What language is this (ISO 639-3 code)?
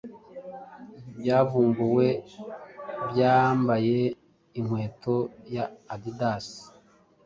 kin